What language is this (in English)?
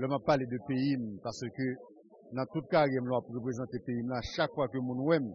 French